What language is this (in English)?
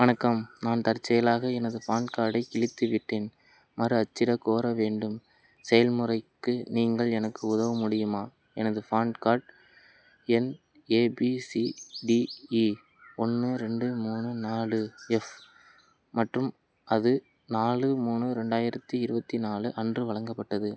Tamil